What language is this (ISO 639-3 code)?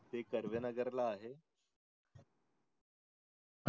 mar